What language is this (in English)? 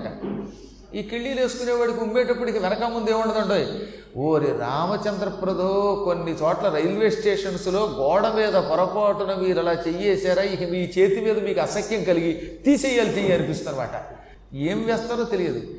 Telugu